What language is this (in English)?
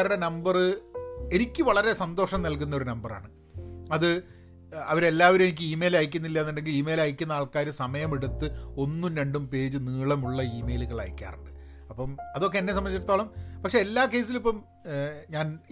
Malayalam